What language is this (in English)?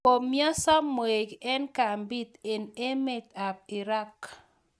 Kalenjin